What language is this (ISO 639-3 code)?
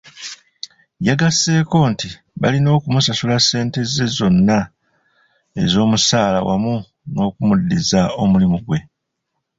lug